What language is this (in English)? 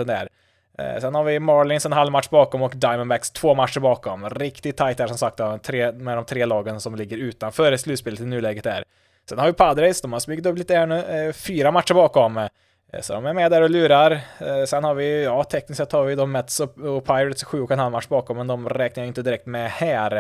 Swedish